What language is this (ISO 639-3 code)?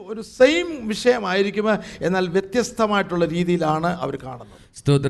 mal